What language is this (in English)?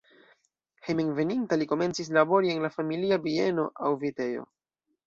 Esperanto